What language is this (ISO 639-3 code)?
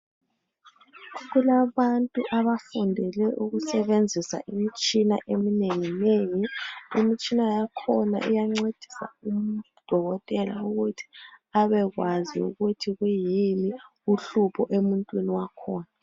nde